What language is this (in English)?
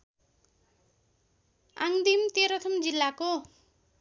Nepali